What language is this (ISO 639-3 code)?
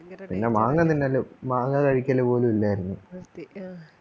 mal